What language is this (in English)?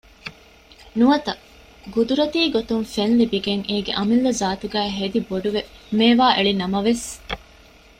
Divehi